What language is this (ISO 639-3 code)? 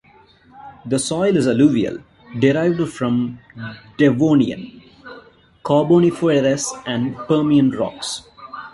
eng